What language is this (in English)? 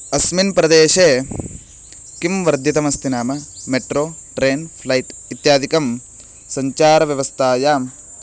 Sanskrit